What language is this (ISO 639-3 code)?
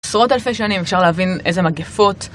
heb